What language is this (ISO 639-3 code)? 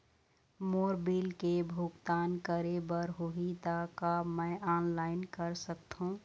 hne